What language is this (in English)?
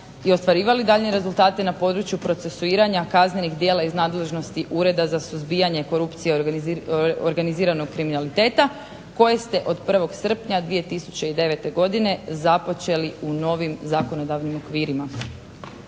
Croatian